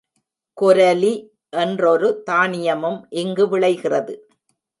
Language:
Tamil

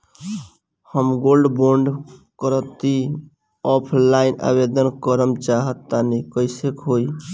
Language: Bhojpuri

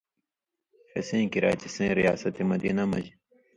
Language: Indus Kohistani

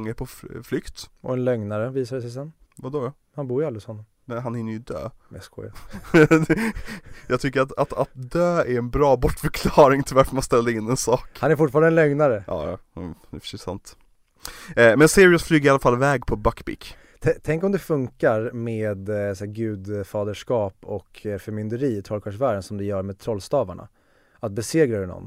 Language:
Swedish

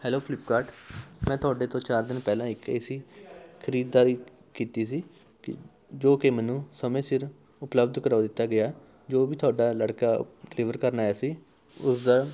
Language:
Punjabi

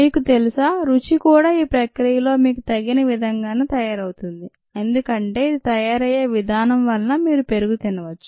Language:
Telugu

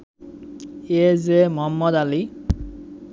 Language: Bangla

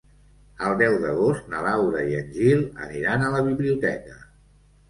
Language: Catalan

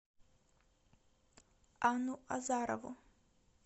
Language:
Russian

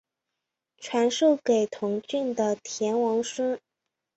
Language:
Chinese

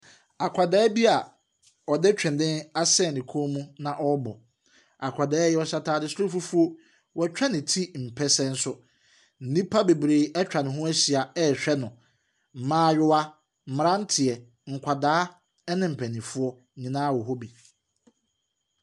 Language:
Akan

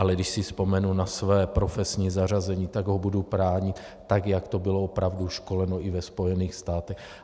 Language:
Czech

